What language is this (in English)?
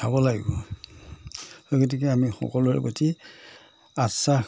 Assamese